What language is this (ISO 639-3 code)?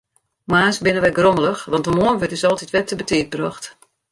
fry